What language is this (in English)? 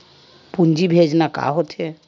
Chhattisgarhi